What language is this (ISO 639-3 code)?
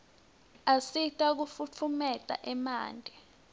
ssw